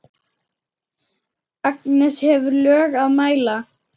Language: Icelandic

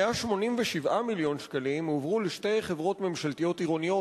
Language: Hebrew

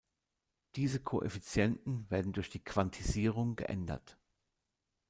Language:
German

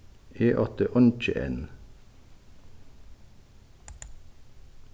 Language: Faroese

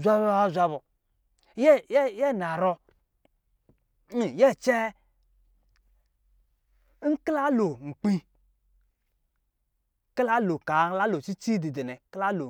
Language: Lijili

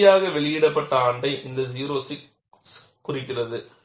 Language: Tamil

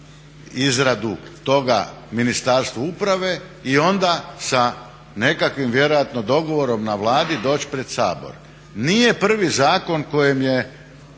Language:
Croatian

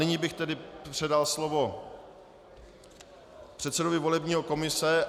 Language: Czech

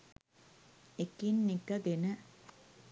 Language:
Sinhala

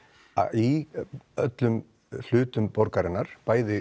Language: Icelandic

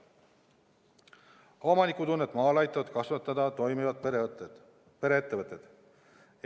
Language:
Estonian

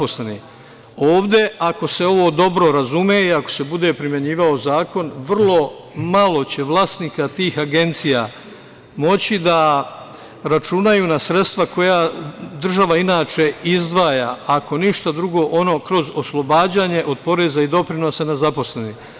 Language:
Serbian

